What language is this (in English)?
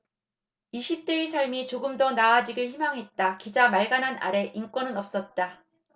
Korean